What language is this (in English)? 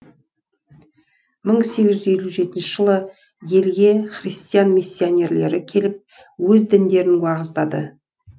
Kazakh